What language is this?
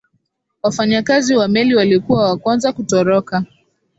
Swahili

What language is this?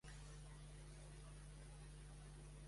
Catalan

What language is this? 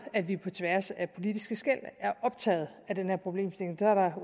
Danish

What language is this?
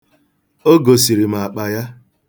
Igbo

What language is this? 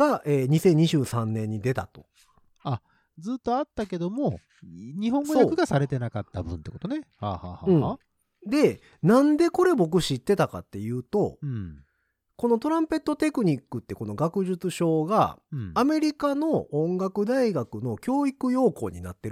Japanese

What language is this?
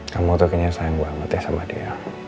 Indonesian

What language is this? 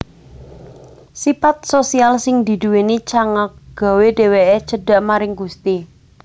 Javanese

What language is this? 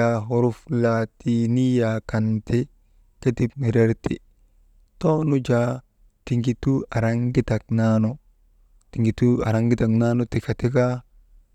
Maba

